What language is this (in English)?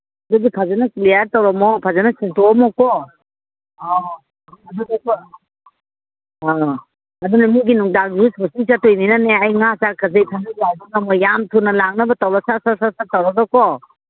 Manipuri